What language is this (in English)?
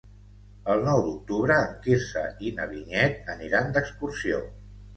Catalan